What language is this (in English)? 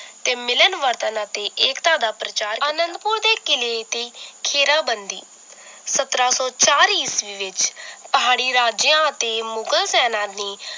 Punjabi